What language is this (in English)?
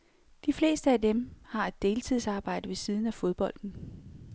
Danish